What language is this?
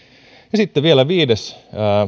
Finnish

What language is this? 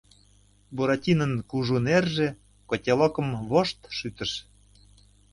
Mari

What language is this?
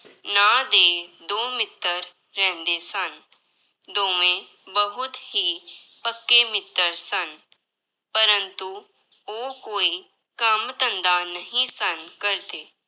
Punjabi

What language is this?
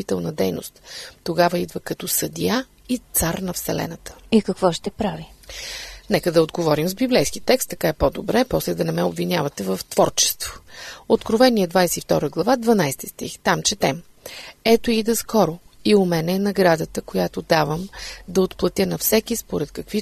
Bulgarian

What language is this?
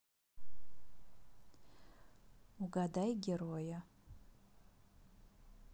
Russian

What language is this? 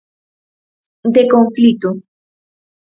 Galician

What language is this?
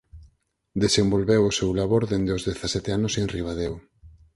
Galician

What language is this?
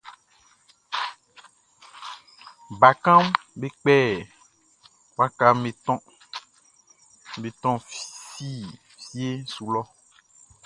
Baoulé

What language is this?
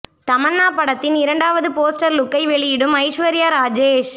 Tamil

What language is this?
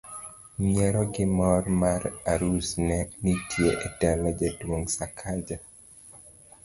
Luo (Kenya and Tanzania)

